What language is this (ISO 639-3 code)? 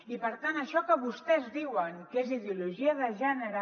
cat